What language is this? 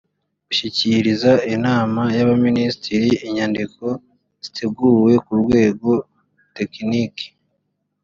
Kinyarwanda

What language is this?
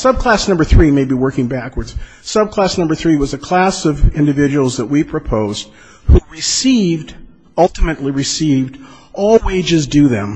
English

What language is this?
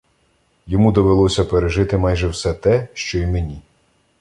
Ukrainian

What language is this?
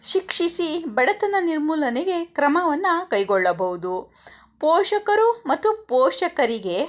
Kannada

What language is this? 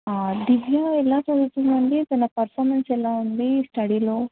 Telugu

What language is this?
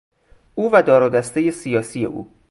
Persian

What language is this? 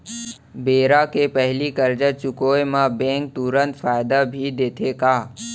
Chhattisgarhi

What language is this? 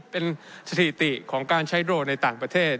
Thai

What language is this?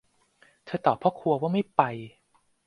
Thai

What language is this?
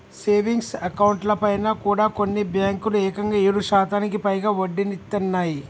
Telugu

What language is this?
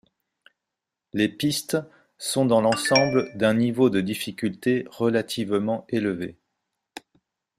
French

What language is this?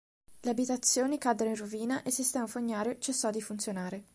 Italian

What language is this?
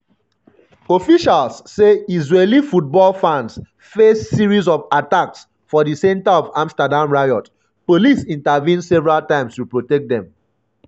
Nigerian Pidgin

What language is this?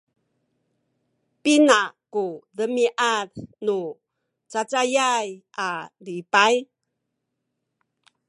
Sakizaya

